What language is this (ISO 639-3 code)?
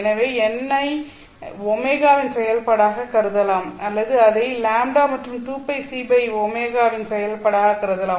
tam